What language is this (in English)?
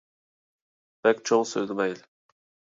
Uyghur